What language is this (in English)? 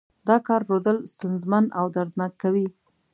Pashto